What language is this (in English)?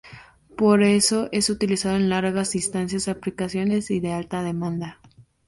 Spanish